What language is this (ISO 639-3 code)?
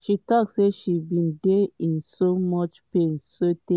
pcm